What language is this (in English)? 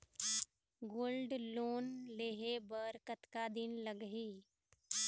Chhattisgarhi